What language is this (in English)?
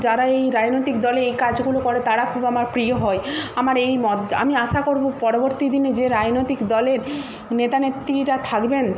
Bangla